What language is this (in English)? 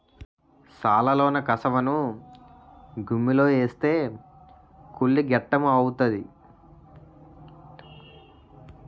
Telugu